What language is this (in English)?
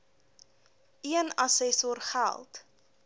Afrikaans